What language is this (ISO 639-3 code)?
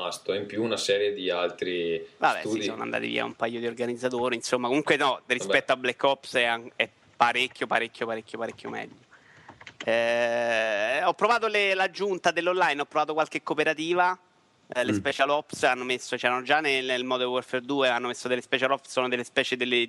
ita